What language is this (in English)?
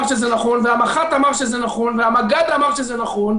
Hebrew